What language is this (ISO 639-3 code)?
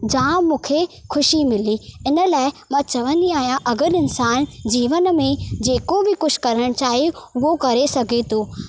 snd